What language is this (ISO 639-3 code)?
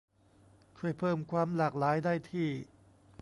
tha